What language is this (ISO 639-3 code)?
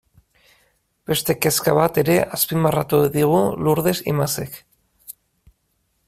eus